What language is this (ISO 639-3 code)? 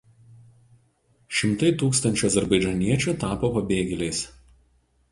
lit